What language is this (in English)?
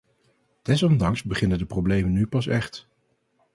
Dutch